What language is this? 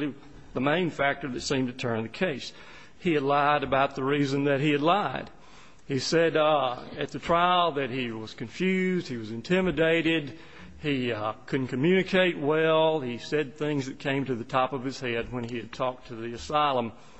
English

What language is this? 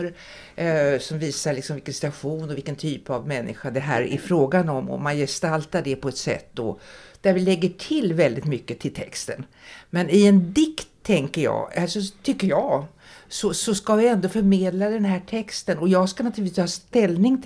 Swedish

